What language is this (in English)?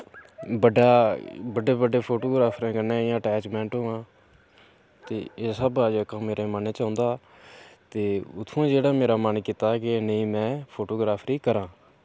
Dogri